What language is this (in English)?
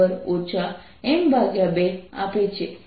Gujarati